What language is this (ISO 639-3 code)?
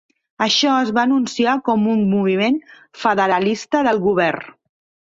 cat